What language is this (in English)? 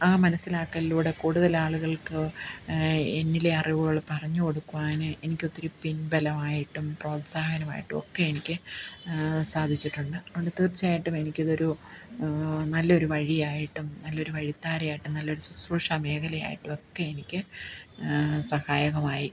Malayalam